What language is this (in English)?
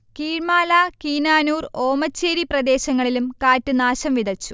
Malayalam